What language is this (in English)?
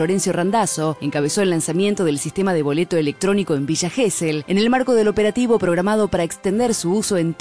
Spanish